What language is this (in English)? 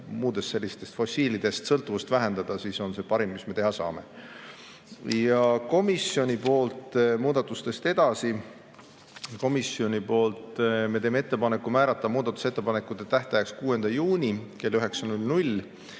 Estonian